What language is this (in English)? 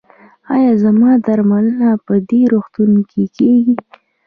Pashto